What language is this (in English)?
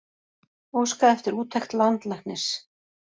Icelandic